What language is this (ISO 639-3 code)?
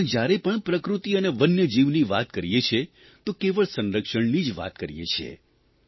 guj